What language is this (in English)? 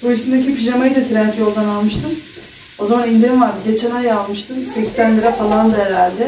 Turkish